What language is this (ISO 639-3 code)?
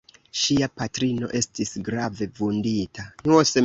epo